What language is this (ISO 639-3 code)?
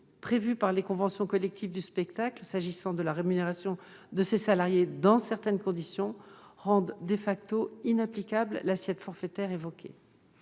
fra